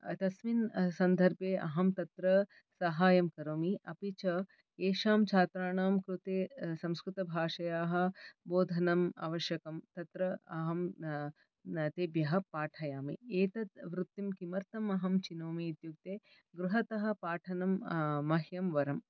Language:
Sanskrit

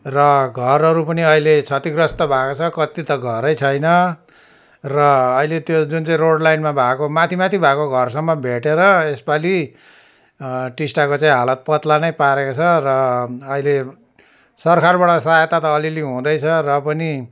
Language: Nepali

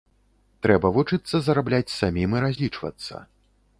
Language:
Belarusian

